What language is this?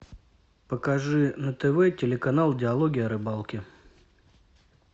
Russian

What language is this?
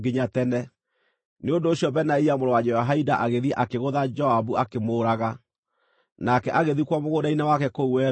Kikuyu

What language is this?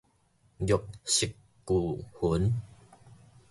Min Nan Chinese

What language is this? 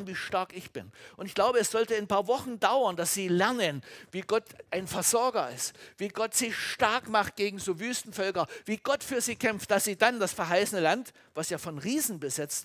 German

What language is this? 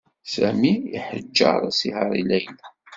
Kabyle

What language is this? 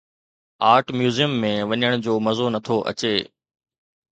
Sindhi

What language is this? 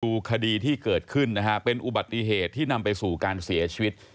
Thai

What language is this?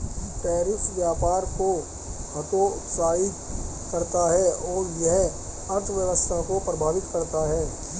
Hindi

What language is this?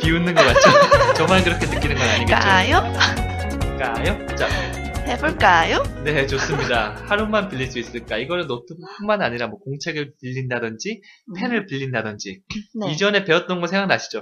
Korean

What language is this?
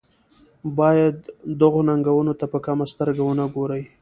Pashto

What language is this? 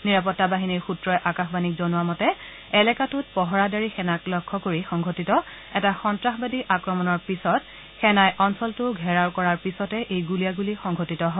Assamese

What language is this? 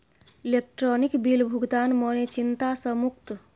Maithili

